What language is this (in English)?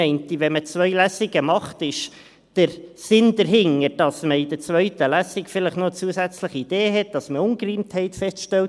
Swiss German